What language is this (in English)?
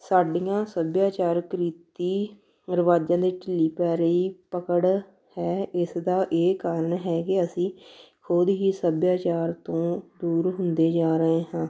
Punjabi